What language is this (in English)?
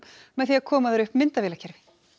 Icelandic